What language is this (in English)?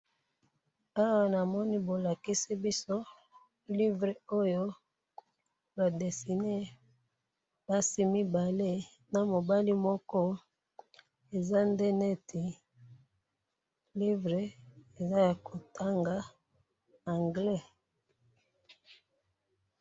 Lingala